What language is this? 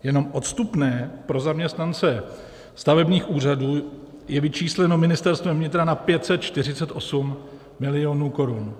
Czech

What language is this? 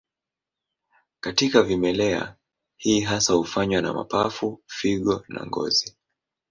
Swahili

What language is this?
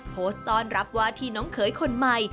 Thai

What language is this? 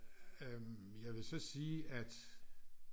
Danish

